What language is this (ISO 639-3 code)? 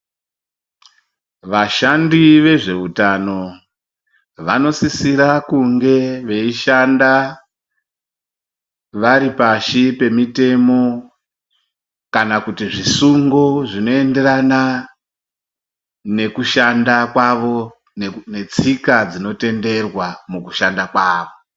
ndc